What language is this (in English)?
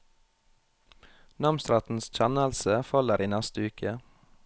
Norwegian